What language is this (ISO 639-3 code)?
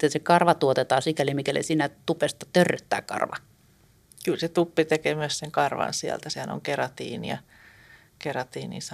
fin